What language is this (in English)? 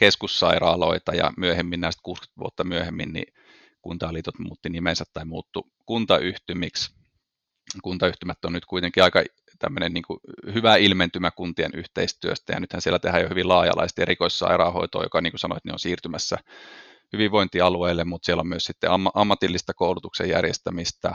Finnish